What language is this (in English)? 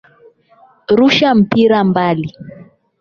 Swahili